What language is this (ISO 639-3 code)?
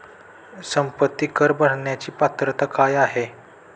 mar